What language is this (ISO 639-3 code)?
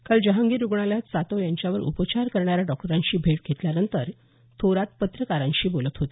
mar